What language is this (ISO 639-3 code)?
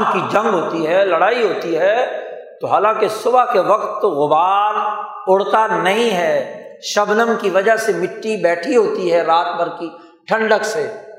urd